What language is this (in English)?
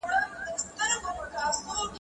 Pashto